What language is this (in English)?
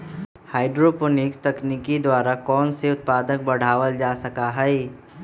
Magahi